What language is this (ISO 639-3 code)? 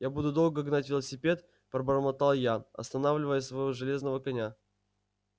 rus